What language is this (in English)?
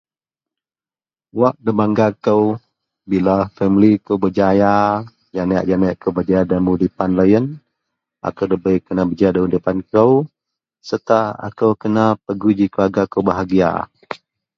Central Melanau